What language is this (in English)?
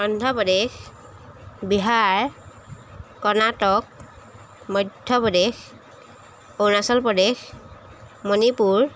Assamese